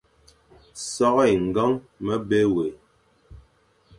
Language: Fang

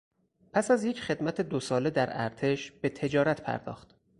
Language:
Persian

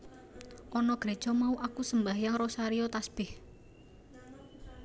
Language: Javanese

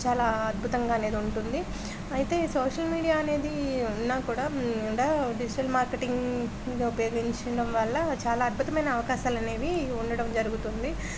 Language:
Telugu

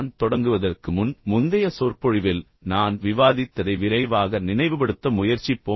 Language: Tamil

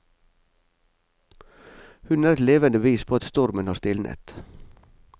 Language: Norwegian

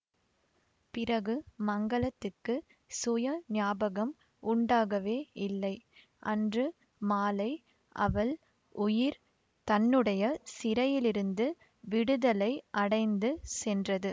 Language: Tamil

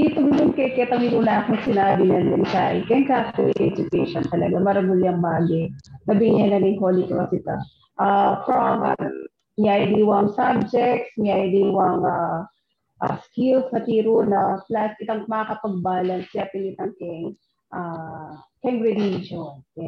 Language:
Filipino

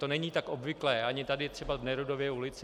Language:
Czech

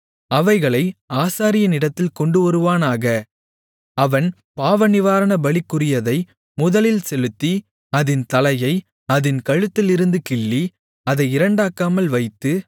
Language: Tamil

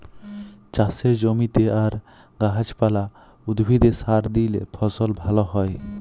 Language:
Bangla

